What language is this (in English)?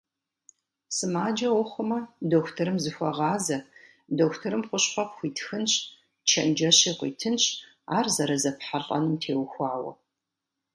Kabardian